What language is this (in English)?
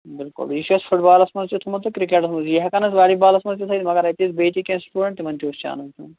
Kashmiri